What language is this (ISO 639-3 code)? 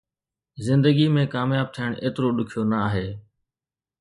snd